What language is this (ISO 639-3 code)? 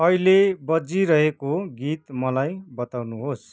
nep